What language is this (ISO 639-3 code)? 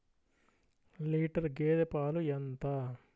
tel